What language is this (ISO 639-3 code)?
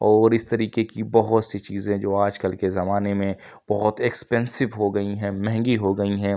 urd